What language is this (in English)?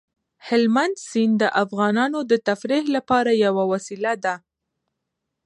Pashto